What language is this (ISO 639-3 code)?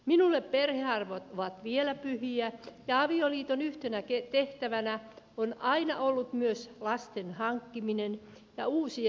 fin